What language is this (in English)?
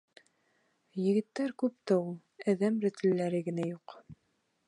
Bashkir